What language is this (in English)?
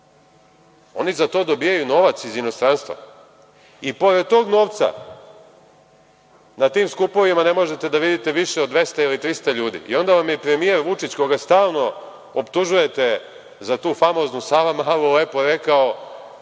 Serbian